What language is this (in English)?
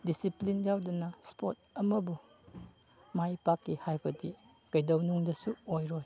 Manipuri